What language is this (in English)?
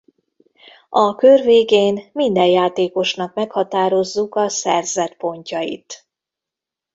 Hungarian